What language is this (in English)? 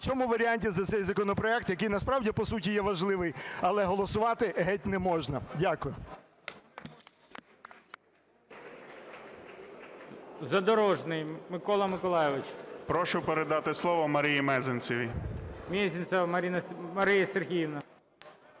Ukrainian